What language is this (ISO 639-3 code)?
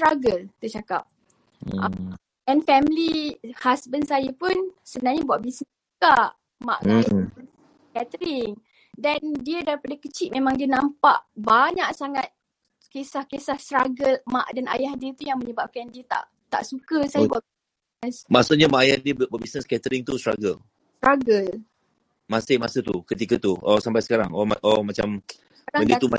msa